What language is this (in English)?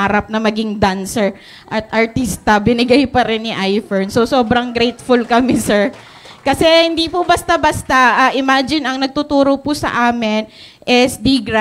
Filipino